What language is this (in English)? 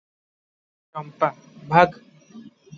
Odia